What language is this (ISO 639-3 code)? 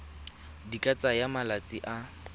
tsn